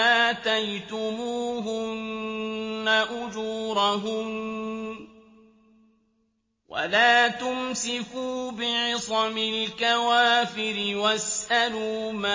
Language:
Arabic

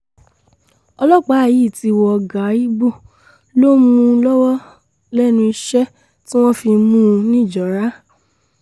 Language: Yoruba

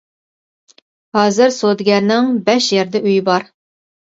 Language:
Uyghur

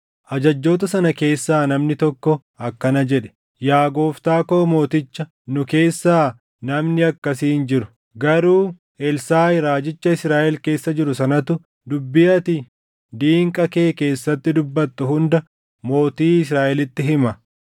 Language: Oromo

